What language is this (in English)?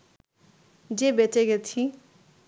Bangla